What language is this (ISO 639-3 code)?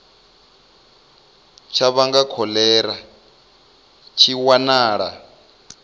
ven